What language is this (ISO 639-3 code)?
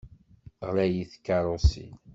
kab